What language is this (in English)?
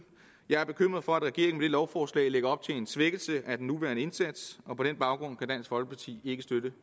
Danish